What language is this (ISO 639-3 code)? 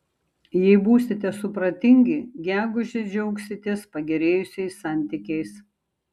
lit